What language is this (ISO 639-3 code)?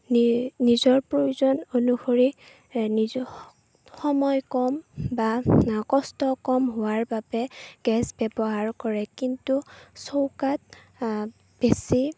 asm